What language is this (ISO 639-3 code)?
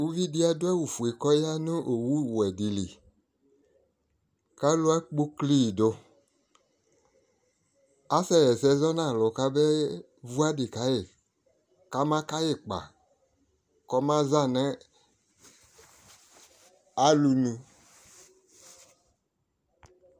kpo